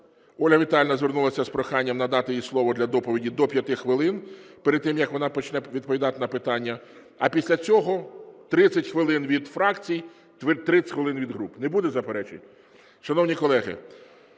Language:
Ukrainian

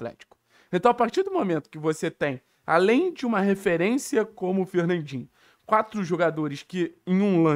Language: Portuguese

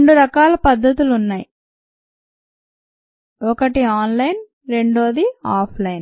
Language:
Telugu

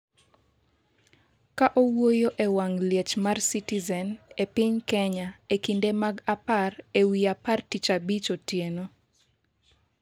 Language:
Luo (Kenya and Tanzania)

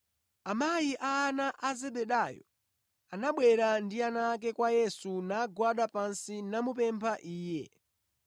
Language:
Nyanja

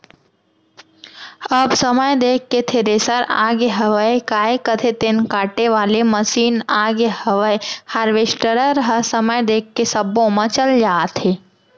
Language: Chhattisgarhi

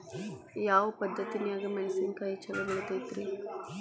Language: Kannada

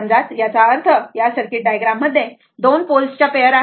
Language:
Marathi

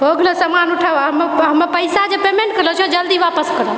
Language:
Maithili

